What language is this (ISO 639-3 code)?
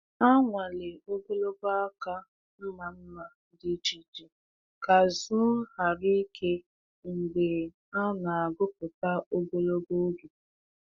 ibo